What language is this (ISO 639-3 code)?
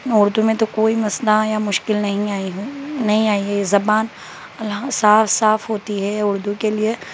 urd